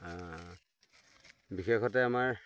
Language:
Assamese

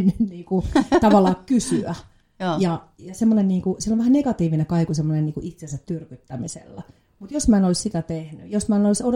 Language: Finnish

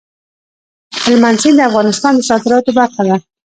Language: Pashto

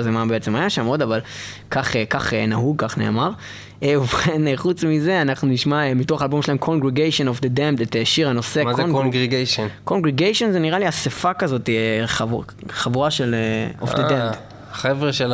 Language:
Hebrew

